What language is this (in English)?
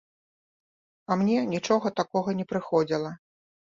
Belarusian